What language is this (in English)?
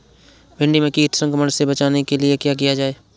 Hindi